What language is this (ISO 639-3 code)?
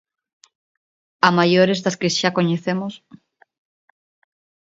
glg